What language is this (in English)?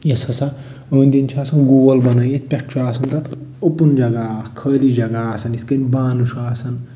Kashmiri